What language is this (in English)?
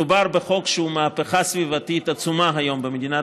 Hebrew